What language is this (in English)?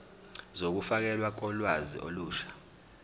Zulu